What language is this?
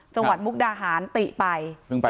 Thai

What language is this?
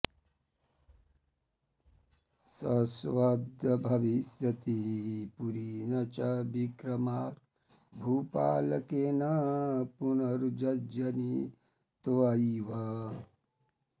Sanskrit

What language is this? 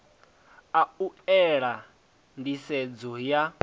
Venda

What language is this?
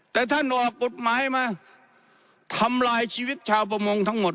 Thai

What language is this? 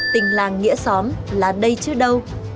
Vietnamese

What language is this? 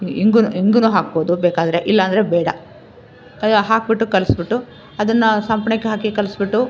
Kannada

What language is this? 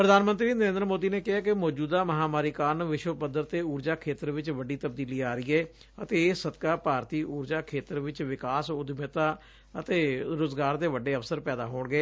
Punjabi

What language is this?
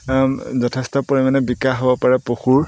Assamese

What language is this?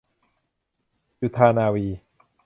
Thai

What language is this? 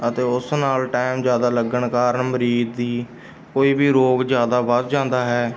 Punjabi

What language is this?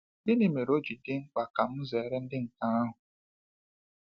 Igbo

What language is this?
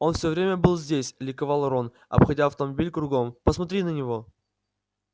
Russian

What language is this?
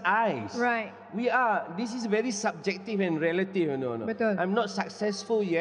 Malay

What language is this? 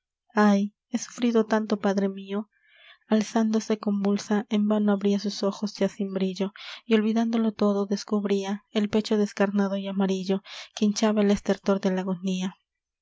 Spanish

